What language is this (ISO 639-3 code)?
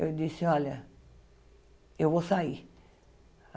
por